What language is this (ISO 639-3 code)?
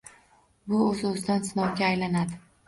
uzb